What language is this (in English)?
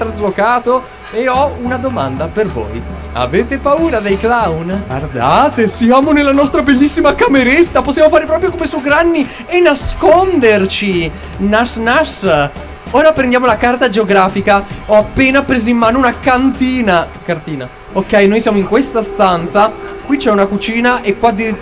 Italian